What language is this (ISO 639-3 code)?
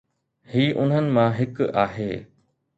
snd